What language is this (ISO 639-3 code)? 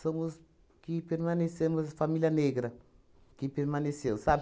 por